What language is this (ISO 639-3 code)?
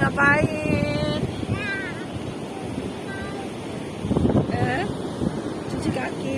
ind